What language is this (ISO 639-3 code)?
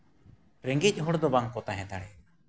sat